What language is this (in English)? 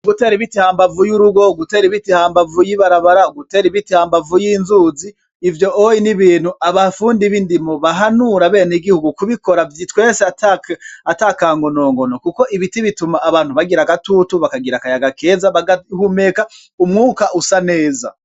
Rundi